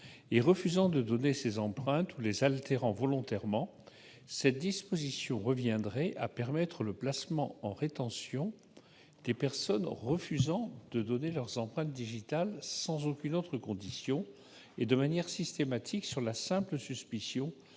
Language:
French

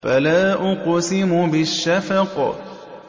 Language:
Arabic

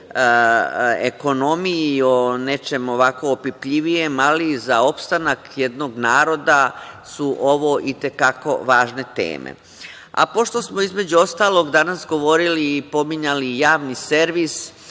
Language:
Serbian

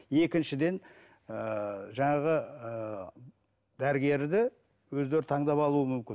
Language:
Kazakh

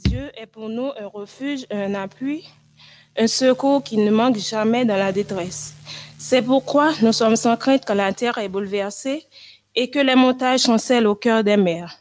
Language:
French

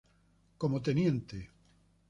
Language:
Spanish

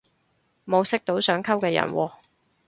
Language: Cantonese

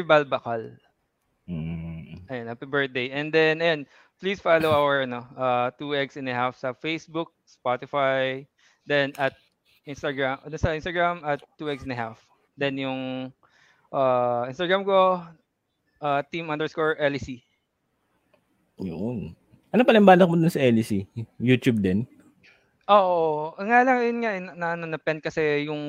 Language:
Filipino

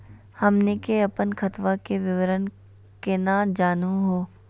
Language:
Magahi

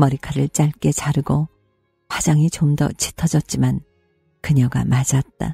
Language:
Korean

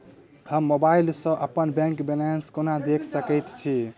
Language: Maithili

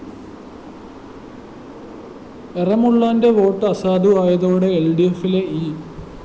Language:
Malayalam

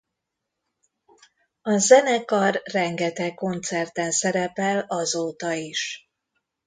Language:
Hungarian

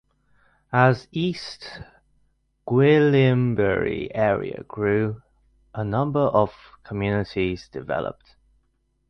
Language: English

